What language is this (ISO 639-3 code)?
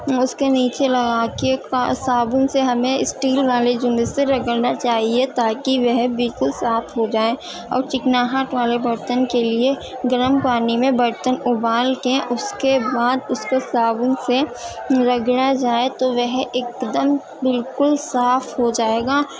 urd